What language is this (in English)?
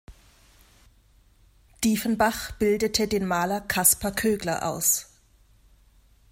German